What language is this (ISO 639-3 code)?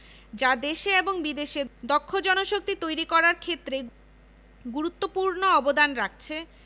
ben